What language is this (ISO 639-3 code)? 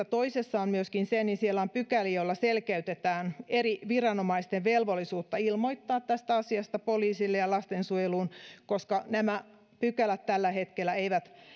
fin